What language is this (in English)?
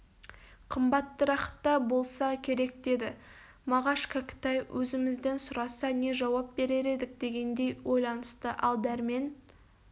Kazakh